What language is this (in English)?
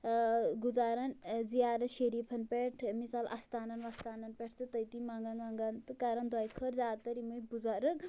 Kashmiri